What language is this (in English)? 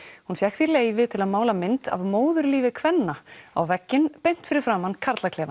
Icelandic